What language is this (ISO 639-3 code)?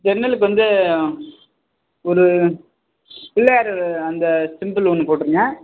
tam